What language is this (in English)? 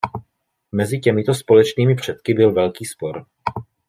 Czech